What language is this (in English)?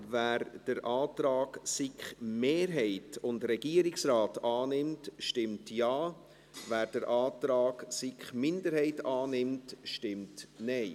Swiss German